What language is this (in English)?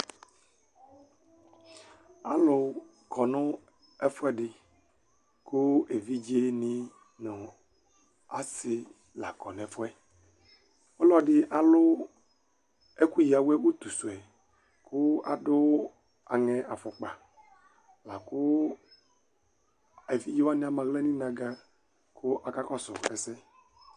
Ikposo